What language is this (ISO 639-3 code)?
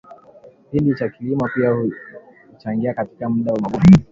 swa